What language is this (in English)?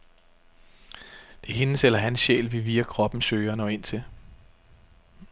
Danish